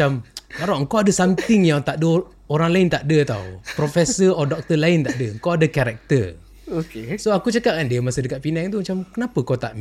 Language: Malay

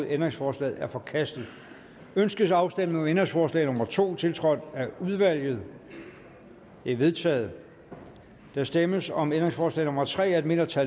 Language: Danish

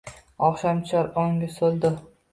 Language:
Uzbek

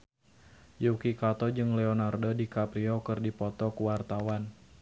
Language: Sundanese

